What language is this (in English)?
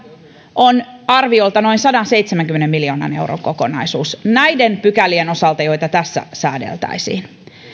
Finnish